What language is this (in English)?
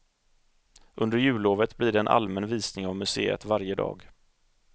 Swedish